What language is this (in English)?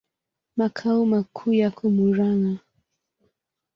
Swahili